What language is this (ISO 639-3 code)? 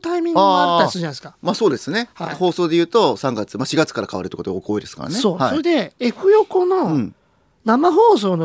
jpn